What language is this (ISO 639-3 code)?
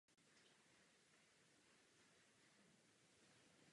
ces